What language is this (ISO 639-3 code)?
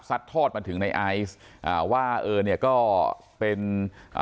tha